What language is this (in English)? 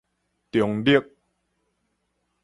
Min Nan Chinese